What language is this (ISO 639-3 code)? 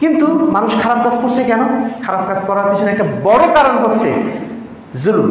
ara